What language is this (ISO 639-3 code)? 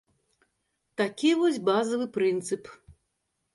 bel